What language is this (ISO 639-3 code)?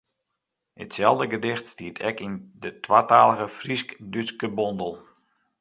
fry